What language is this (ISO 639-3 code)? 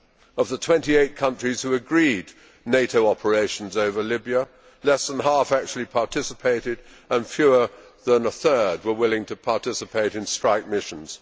eng